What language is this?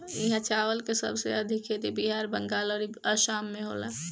Bhojpuri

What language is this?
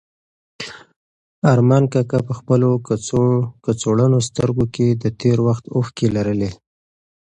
Pashto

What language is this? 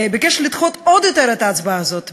Hebrew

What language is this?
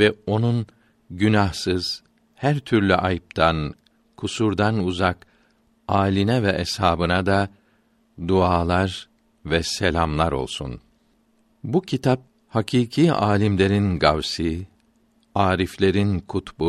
Turkish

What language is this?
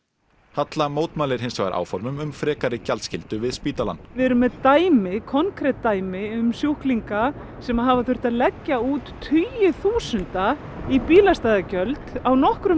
Icelandic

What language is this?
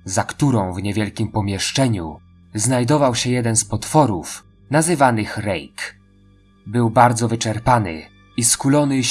Polish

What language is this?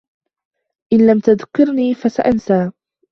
Arabic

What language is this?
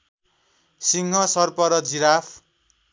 Nepali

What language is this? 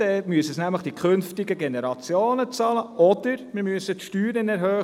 Swiss German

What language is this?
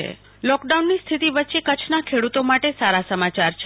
Gujarati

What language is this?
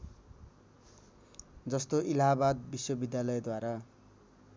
Nepali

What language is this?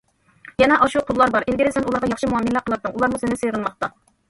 Uyghur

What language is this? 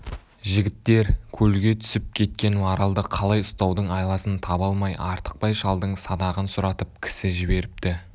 Kazakh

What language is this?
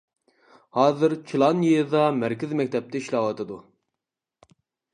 Uyghur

